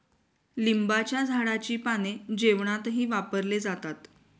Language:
Marathi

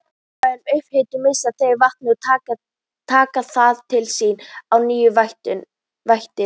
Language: Icelandic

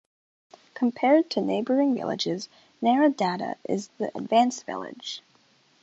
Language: English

